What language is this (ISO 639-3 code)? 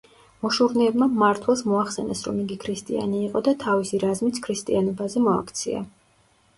kat